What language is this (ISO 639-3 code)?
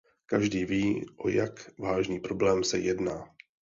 ces